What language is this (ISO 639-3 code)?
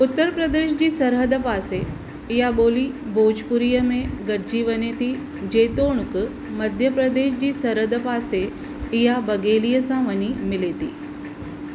snd